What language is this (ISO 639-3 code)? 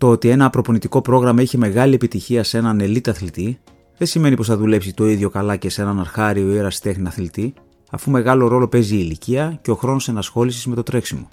ell